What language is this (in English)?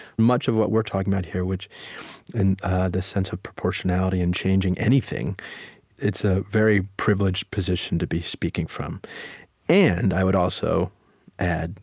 English